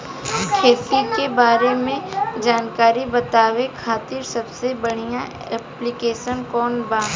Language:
Bhojpuri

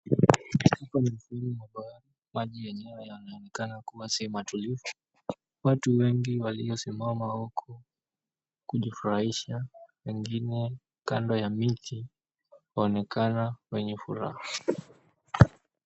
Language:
Swahili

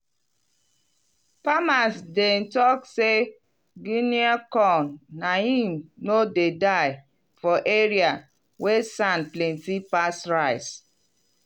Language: Nigerian Pidgin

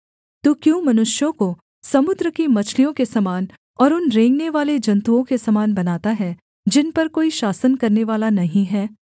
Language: Hindi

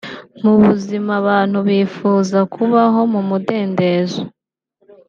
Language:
Kinyarwanda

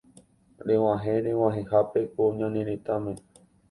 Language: Guarani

